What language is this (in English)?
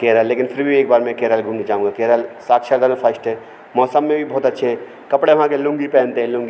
Hindi